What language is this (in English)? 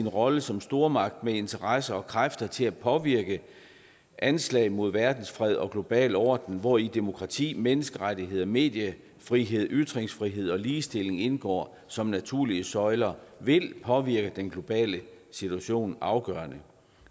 Danish